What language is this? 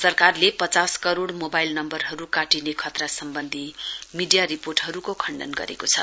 Nepali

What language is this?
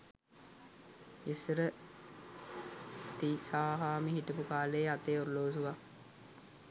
Sinhala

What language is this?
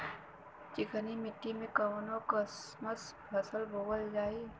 Bhojpuri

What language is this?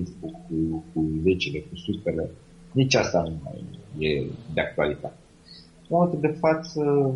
Romanian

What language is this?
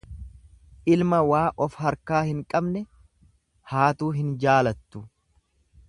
Oromo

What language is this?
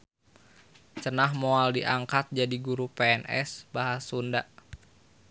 Sundanese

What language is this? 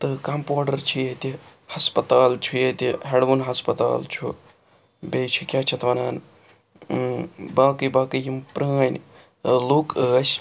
Kashmiri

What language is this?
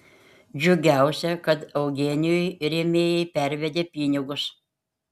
Lithuanian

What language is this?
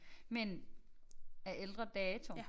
Danish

